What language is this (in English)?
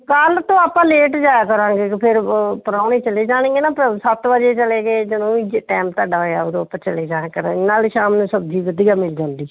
Punjabi